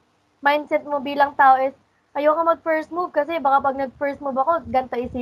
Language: Filipino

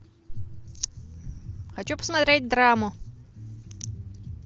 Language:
Russian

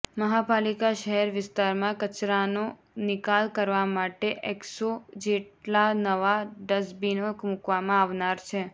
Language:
Gujarati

